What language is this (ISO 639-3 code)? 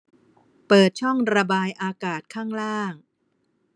tha